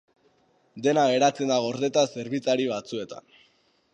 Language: Basque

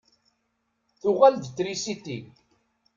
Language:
Kabyle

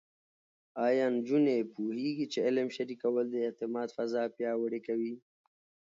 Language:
Pashto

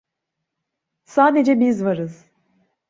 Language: Turkish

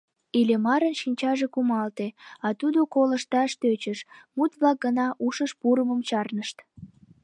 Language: Mari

